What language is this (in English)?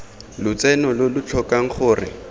Tswana